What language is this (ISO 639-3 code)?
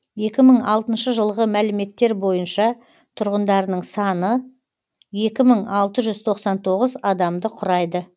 kaz